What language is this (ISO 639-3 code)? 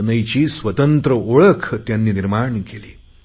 mar